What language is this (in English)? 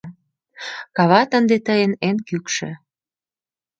Mari